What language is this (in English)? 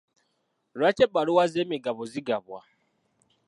Ganda